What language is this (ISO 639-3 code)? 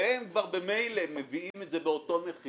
heb